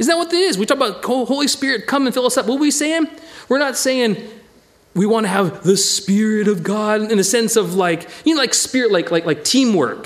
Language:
English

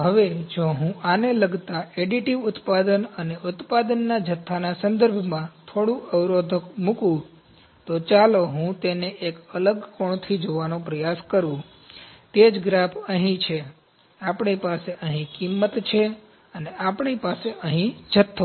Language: Gujarati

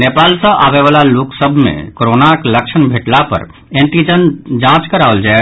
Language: Maithili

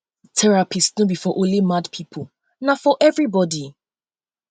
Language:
Nigerian Pidgin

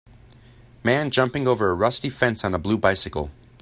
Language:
English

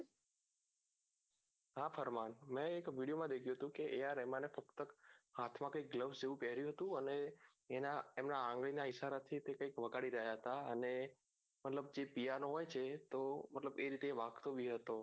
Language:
Gujarati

